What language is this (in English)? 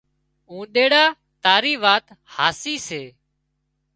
Wadiyara Koli